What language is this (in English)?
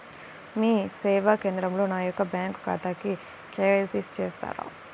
Telugu